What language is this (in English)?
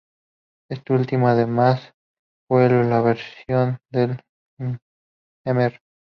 Spanish